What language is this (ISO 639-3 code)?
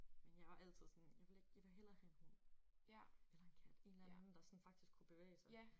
dan